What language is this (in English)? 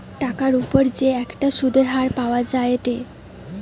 Bangla